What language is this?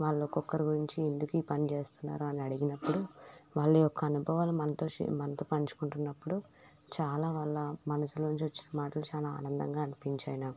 Telugu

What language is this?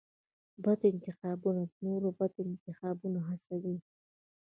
Pashto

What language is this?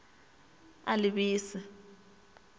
Northern Sotho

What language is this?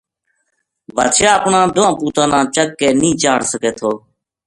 Gujari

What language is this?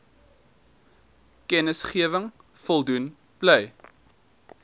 Afrikaans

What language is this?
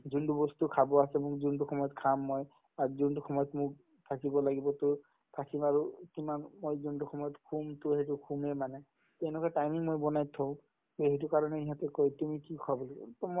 Assamese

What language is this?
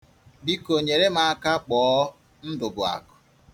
Igbo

